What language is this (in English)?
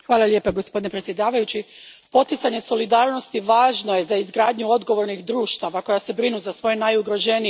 Croatian